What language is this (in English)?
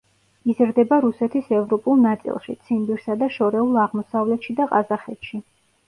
Georgian